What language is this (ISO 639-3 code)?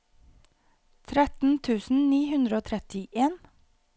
nor